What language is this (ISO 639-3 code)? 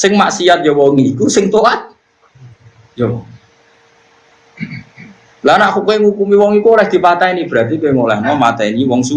ind